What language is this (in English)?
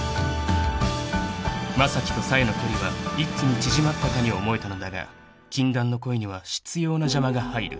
Japanese